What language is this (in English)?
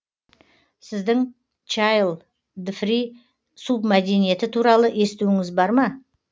Kazakh